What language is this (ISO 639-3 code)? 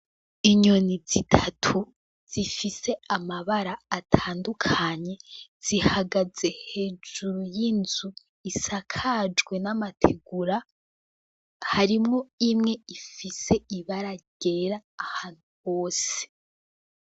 run